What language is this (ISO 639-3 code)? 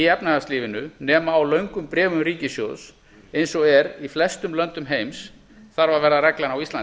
isl